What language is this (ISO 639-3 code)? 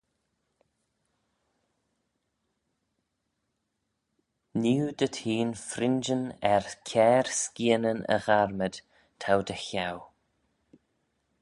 glv